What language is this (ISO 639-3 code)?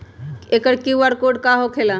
mag